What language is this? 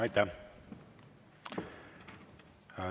Estonian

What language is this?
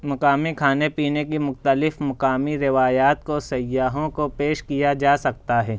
Urdu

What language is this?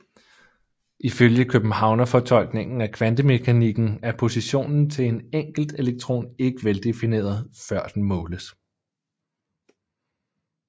Danish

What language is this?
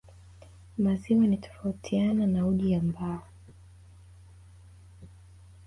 Swahili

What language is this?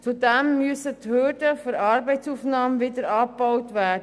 Swiss German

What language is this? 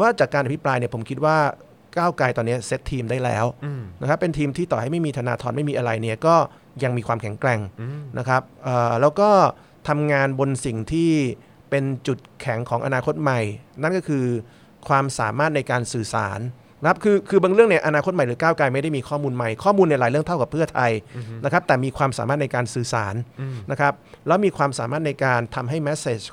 Thai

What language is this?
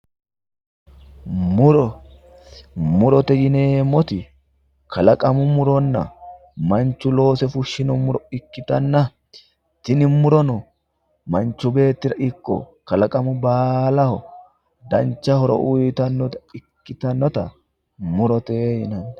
Sidamo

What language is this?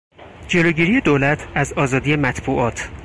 Persian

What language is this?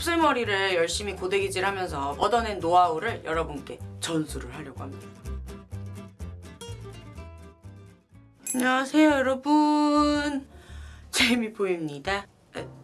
Korean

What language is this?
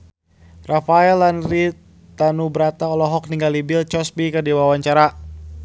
Sundanese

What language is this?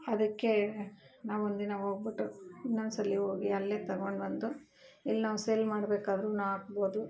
Kannada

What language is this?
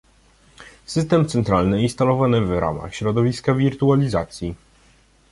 Polish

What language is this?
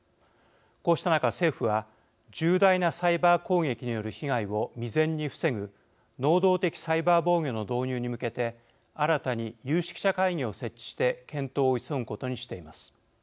Japanese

